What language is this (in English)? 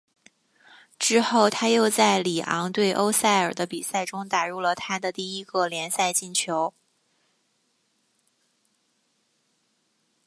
Chinese